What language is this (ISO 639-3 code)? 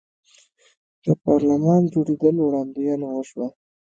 pus